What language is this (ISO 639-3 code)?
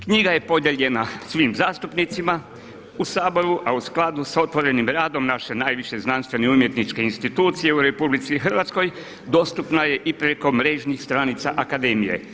hrv